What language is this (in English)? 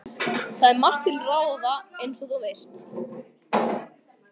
Icelandic